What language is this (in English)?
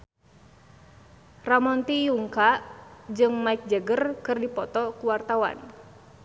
Sundanese